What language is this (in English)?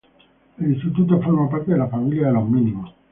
Spanish